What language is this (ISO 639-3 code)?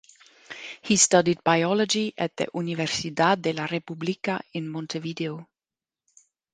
eng